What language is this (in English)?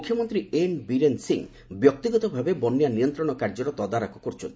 Odia